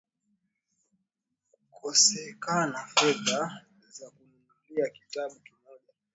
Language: Swahili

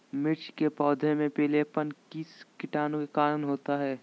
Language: Magahi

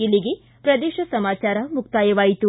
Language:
Kannada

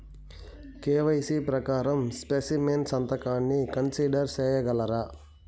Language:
Telugu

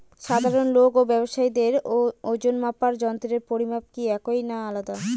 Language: Bangla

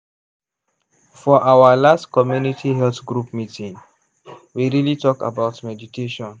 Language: Nigerian Pidgin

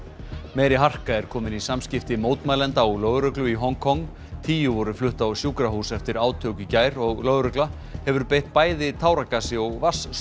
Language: Icelandic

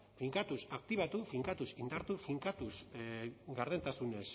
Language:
Basque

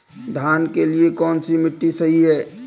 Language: Hindi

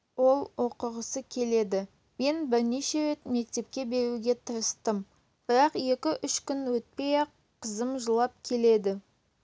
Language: Kazakh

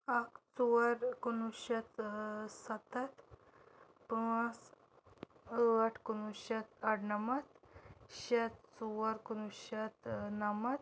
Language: Kashmiri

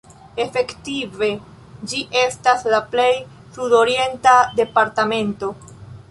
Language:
Esperanto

